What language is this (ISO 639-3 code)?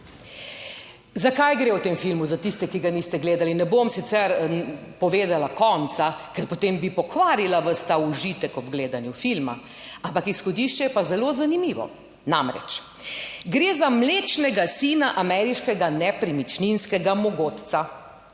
slv